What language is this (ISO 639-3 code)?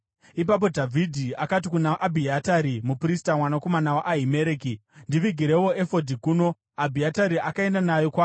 sna